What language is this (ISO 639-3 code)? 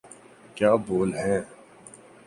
urd